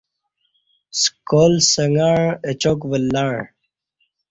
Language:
Kati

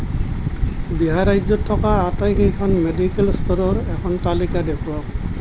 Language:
Assamese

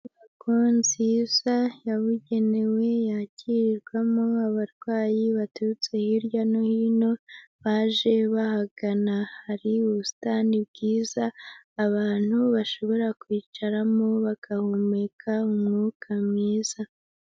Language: Kinyarwanda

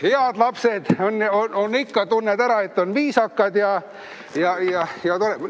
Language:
Estonian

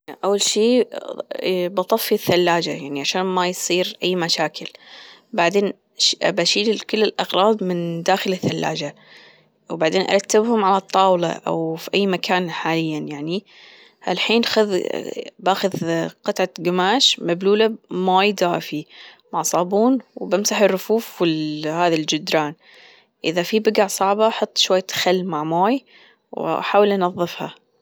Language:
Gulf Arabic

